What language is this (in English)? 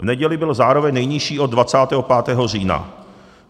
Czech